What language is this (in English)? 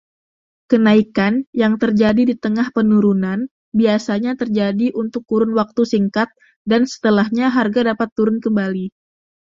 Indonesian